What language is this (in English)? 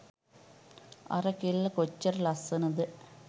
Sinhala